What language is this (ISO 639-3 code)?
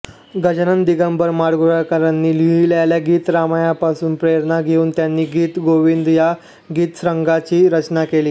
mar